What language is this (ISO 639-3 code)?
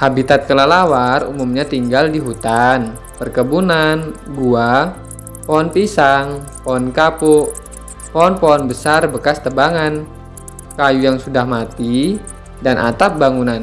ind